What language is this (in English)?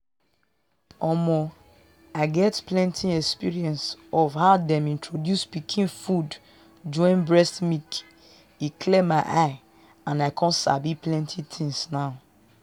Nigerian Pidgin